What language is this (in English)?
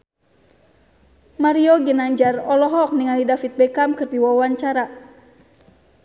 Sundanese